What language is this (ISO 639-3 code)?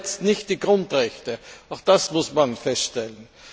deu